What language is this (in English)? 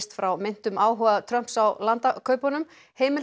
Icelandic